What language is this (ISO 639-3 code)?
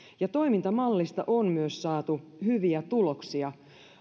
fin